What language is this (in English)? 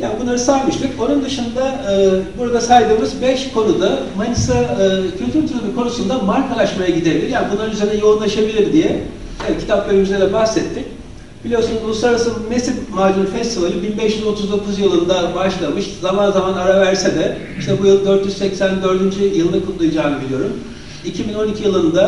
Turkish